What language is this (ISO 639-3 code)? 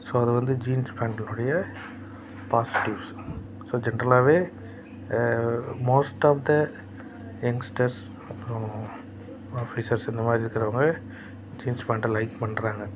tam